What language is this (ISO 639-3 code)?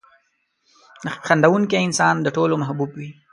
pus